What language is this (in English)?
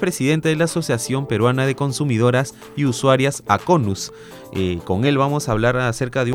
Spanish